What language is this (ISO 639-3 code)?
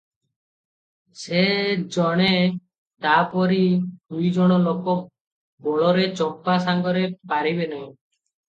ori